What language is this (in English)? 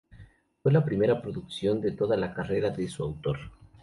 Spanish